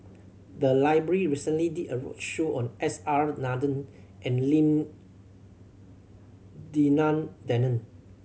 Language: English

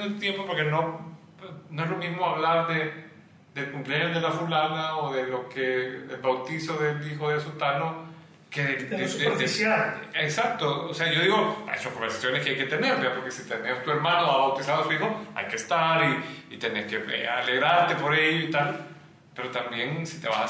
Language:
Spanish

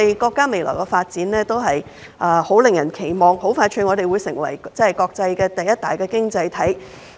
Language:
Cantonese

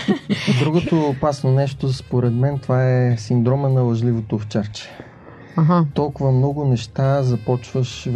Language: Bulgarian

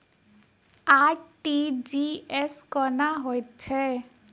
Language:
Maithili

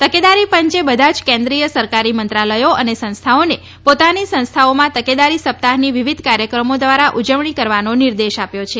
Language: Gujarati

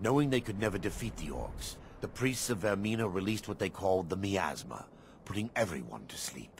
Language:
Turkish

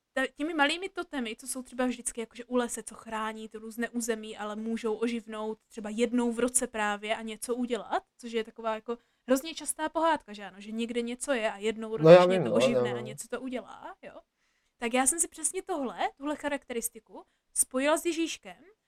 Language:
Czech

